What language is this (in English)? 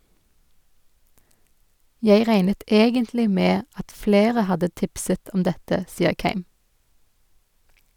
Norwegian